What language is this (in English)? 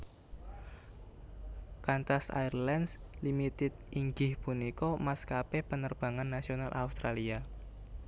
Javanese